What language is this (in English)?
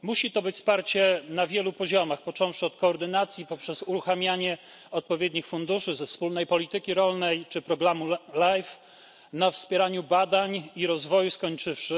Polish